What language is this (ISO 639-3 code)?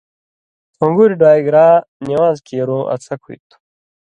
mvy